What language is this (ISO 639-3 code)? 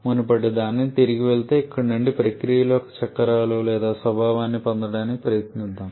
tel